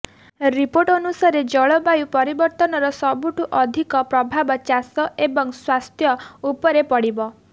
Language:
Odia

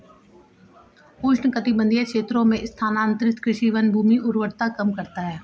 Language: Hindi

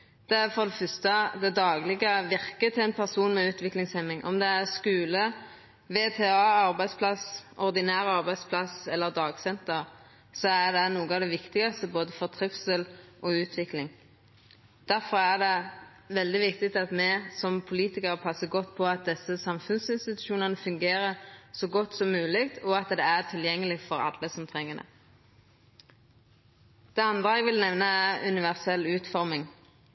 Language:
Norwegian Nynorsk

